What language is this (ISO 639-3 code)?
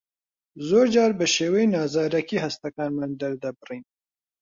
ckb